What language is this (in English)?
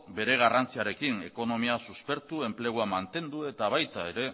Basque